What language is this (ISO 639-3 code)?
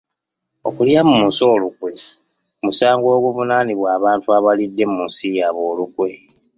lug